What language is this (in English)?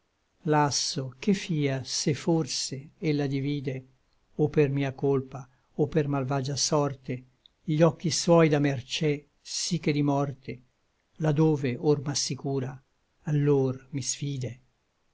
Italian